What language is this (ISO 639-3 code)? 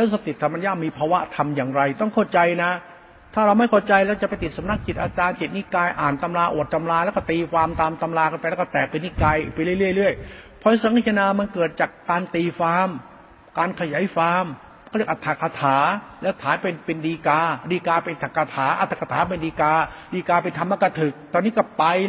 tha